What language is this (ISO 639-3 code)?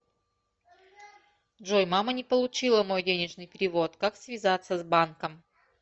rus